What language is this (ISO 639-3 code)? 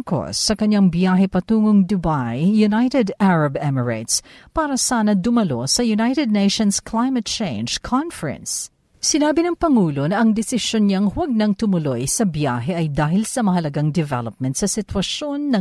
fil